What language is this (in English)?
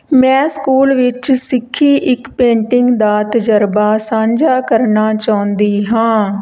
Punjabi